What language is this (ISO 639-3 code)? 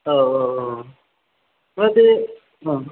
brx